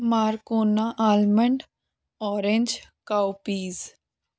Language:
Punjabi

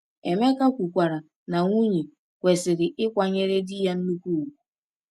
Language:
Igbo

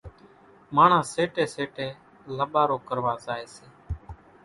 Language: Kachi Koli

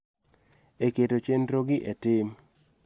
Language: Luo (Kenya and Tanzania)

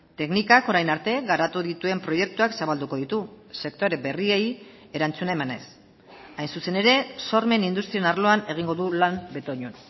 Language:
Basque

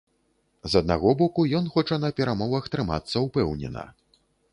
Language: Belarusian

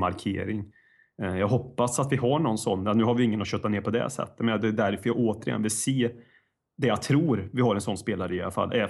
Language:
Swedish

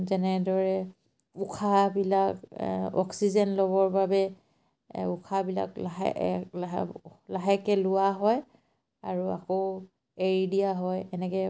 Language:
Assamese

